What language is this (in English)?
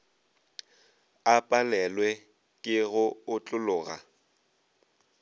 Northern Sotho